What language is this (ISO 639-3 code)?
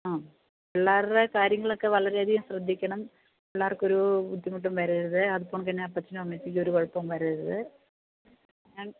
mal